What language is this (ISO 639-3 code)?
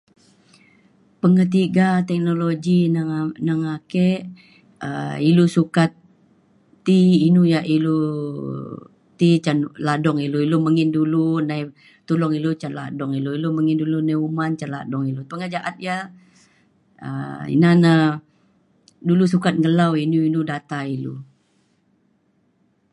xkl